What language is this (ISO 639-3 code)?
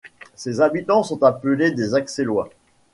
fra